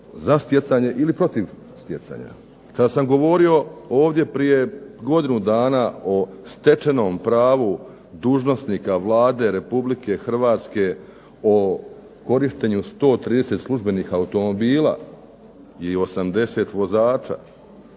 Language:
Croatian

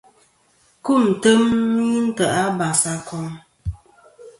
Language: Kom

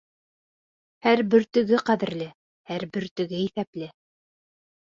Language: Bashkir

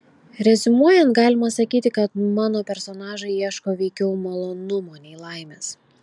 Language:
Lithuanian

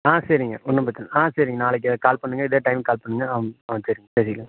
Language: Tamil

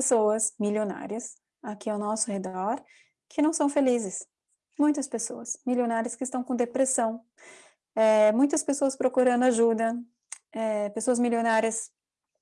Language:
Portuguese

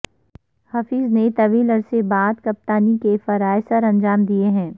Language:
Urdu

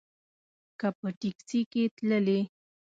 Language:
Pashto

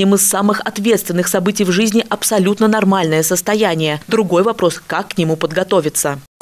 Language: Russian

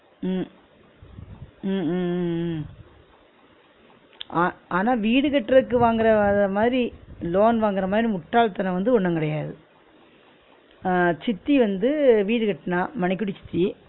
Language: Tamil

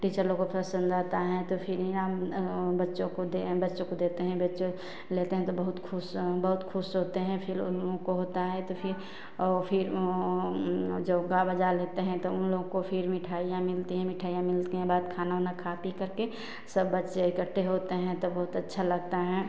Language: Hindi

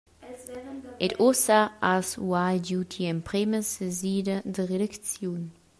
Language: Romansh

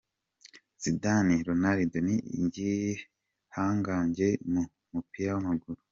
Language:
Kinyarwanda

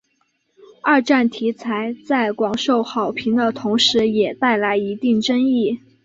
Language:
Chinese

